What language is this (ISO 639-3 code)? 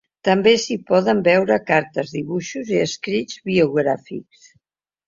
cat